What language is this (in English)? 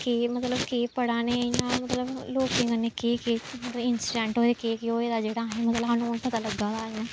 Dogri